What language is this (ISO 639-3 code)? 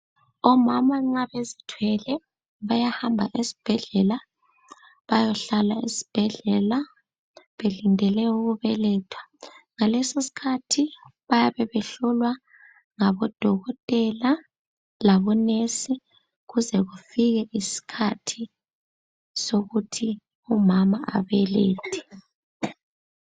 nde